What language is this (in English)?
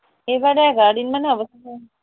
Assamese